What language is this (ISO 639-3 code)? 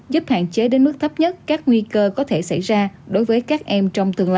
vie